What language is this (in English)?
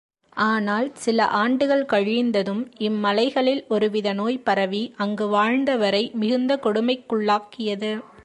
Tamil